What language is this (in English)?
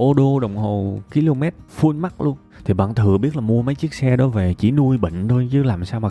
Vietnamese